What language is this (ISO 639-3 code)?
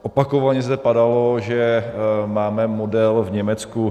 ces